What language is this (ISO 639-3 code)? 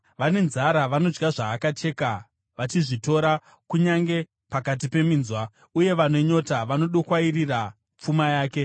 sna